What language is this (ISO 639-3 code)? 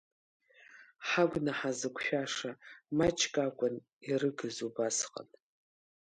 abk